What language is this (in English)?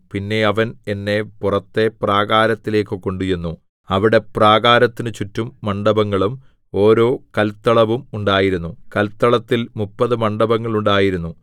Malayalam